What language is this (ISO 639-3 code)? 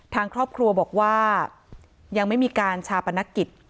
tha